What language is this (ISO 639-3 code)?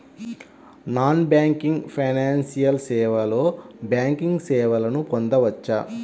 tel